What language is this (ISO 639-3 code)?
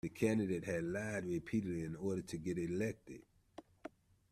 eng